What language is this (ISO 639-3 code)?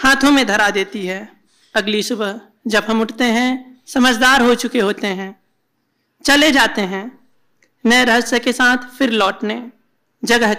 hin